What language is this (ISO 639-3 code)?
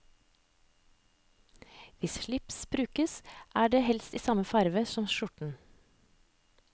nor